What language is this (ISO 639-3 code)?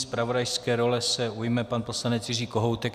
ces